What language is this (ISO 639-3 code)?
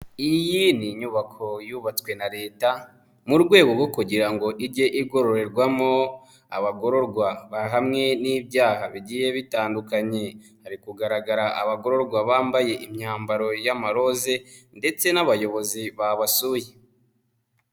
kin